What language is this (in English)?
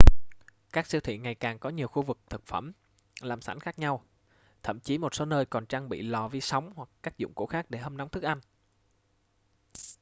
Vietnamese